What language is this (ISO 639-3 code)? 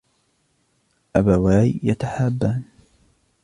ara